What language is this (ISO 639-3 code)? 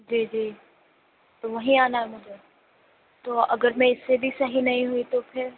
urd